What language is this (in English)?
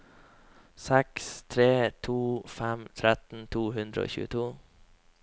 Norwegian